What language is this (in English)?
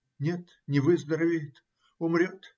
Russian